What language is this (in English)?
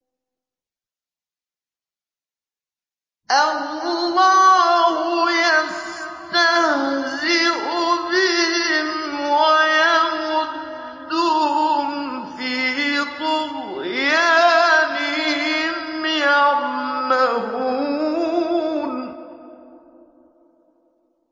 Arabic